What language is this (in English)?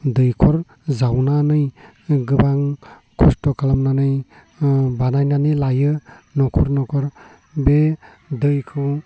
Bodo